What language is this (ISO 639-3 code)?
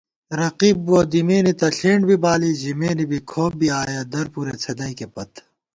gwt